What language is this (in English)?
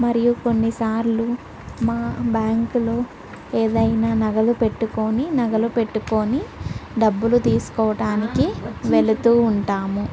Telugu